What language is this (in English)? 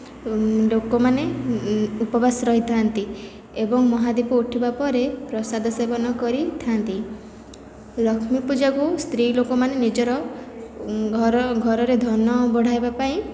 Odia